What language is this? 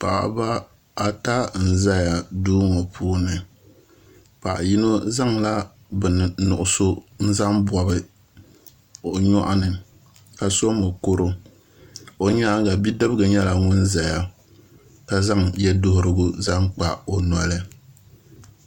Dagbani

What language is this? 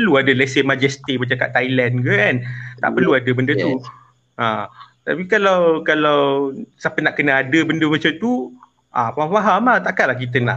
Malay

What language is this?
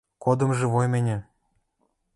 Western Mari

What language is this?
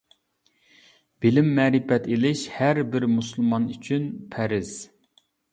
Uyghur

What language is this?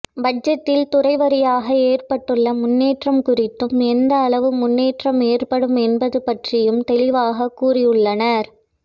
Tamil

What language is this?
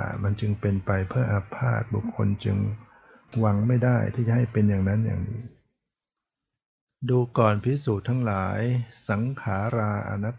Thai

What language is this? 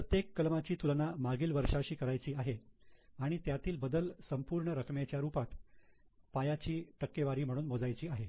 Marathi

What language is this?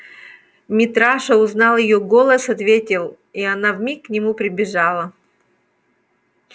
Russian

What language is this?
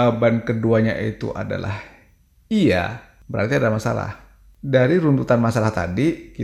Indonesian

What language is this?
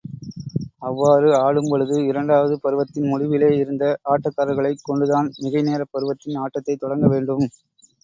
Tamil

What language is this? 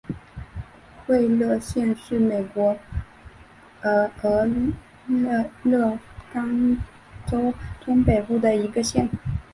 Chinese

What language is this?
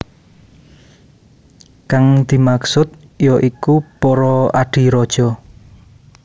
Javanese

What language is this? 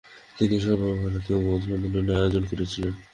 Bangla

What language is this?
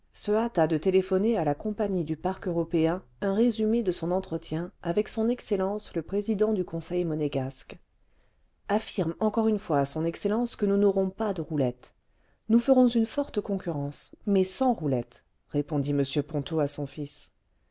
French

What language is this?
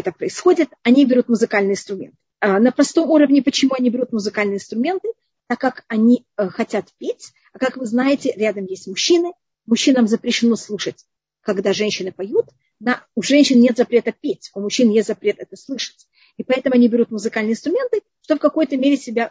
Russian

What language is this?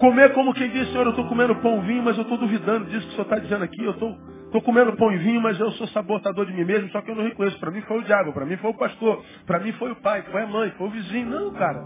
Portuguese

